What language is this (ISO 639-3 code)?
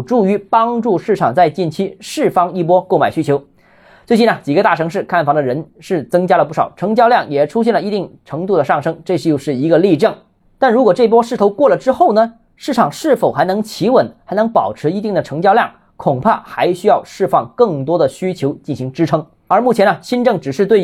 zho